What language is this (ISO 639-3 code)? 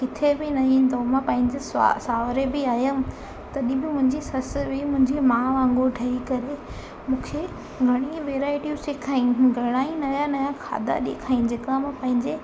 snd